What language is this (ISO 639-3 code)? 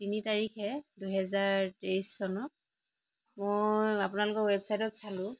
asm